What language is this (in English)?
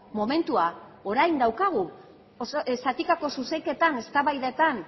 Basque